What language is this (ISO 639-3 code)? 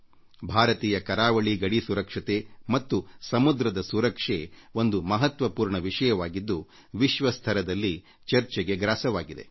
kan